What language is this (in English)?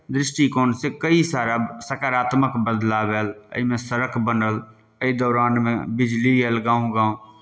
Maithili